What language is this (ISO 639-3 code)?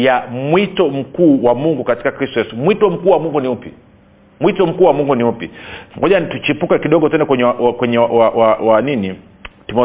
swa